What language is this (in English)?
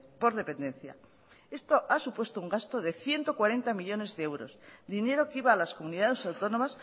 Spanish